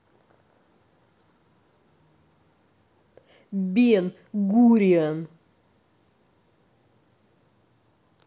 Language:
Russian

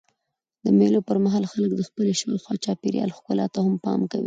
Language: Pashto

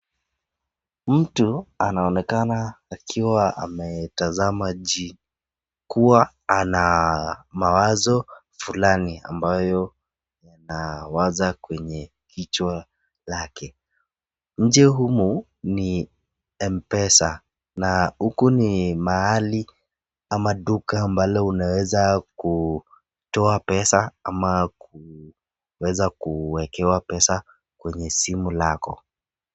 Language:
Swahili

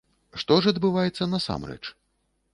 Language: Belarusian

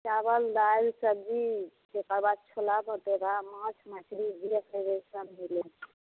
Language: Maithili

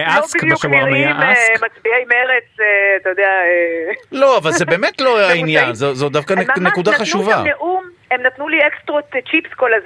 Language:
Hebrew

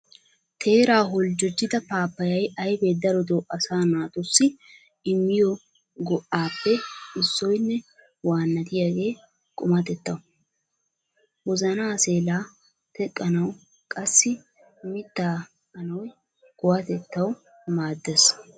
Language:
Wolaytta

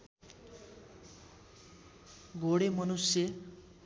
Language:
Nepali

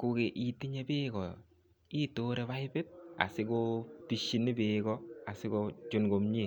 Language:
Kalenjin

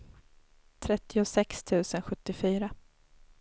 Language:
Swedish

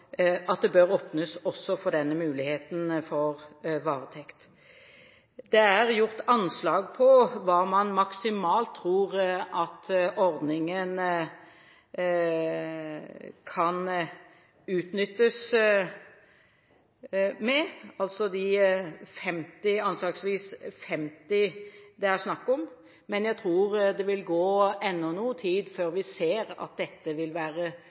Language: Norwegian Bokmål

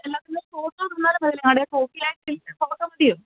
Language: Malayalam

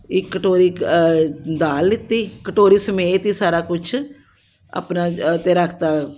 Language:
Punjabi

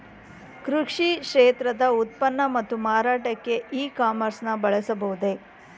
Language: Kannada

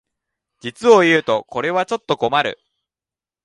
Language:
Japanese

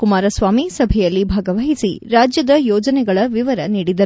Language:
Kannada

